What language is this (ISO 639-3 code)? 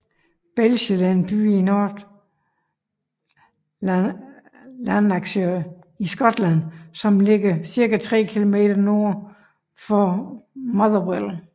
dan